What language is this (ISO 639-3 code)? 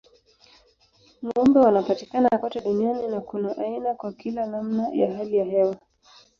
swa